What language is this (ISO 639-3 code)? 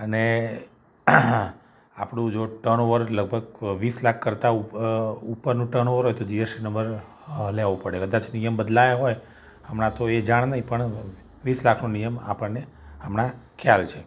guj